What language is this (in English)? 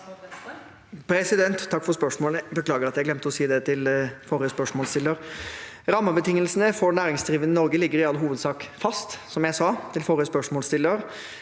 Norwegian